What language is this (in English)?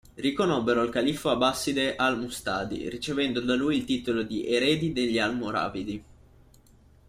Italian